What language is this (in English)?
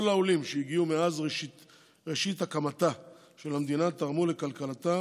Hebrew